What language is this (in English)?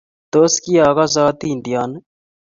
Kalenjin